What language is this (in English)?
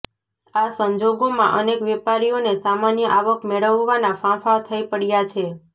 Gujarati